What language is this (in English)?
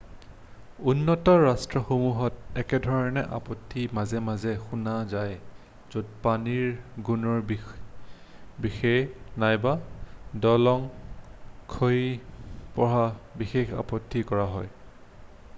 Assamese